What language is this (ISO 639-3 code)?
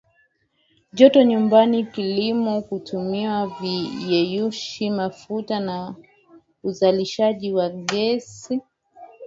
swa